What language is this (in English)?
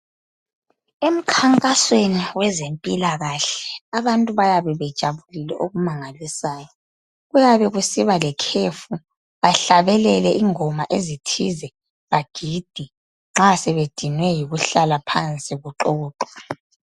North Ndebele